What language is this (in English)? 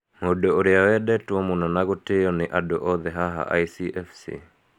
Kikuyu